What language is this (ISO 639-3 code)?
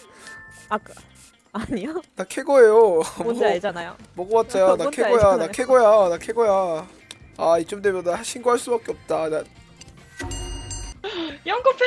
kor